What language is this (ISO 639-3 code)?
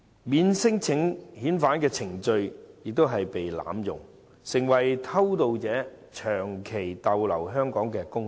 yue